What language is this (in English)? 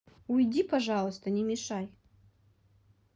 Russian